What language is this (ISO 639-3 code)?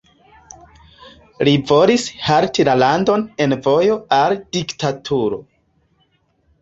epo